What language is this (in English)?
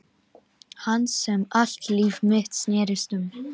Icelandic